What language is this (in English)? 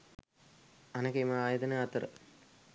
Sinhala